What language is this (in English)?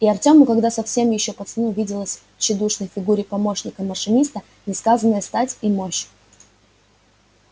Russian